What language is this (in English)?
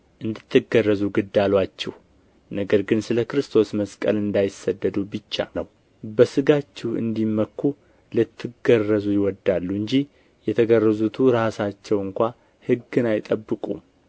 Amharic